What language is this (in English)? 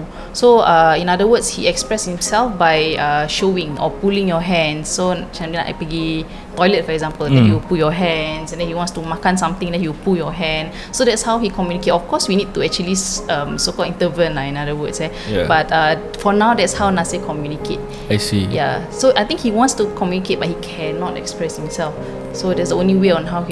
Malay